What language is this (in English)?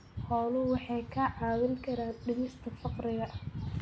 Somali